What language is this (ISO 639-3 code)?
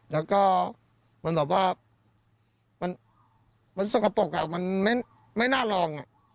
tha